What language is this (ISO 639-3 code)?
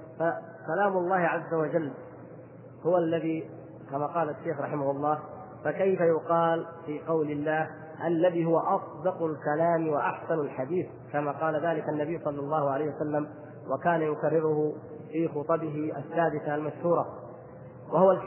ara